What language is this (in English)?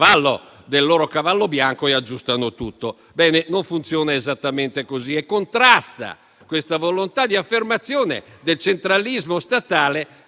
Italian